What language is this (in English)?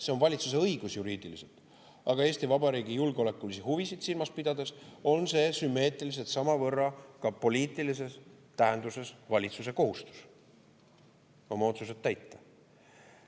Estonian